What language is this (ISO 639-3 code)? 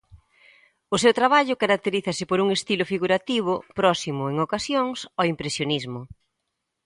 glg